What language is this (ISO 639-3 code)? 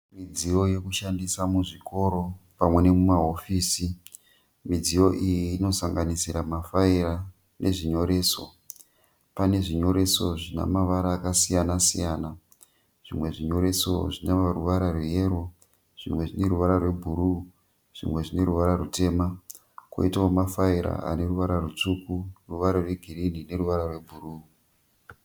sna